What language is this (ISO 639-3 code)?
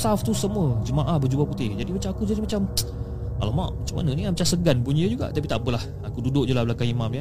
msa